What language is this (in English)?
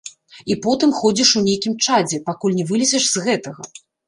Belarusian